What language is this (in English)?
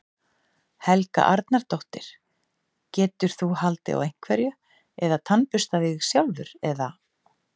Icelandic